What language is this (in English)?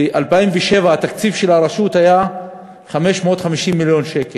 Hebrew